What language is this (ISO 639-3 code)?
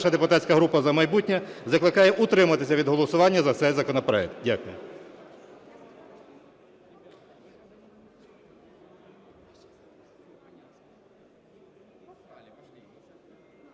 ukr